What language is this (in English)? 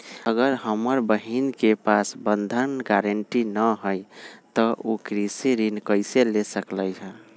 Magahi